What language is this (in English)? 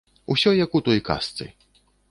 Belarusian